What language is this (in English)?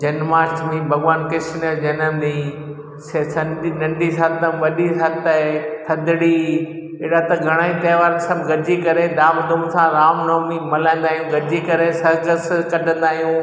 Sindhi